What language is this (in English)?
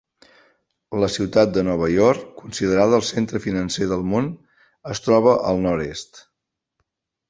Catalan